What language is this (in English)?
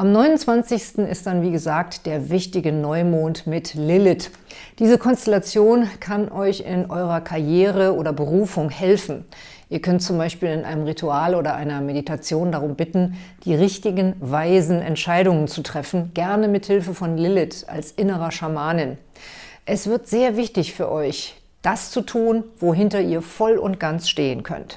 German